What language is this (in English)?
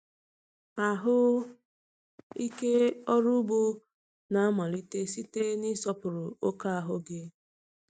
Igbo